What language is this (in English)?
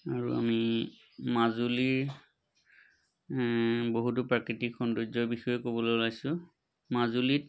Assamese